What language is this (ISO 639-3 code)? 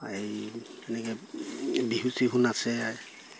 asm